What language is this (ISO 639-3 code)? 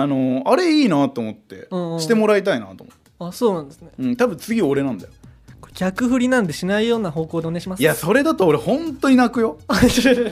jpn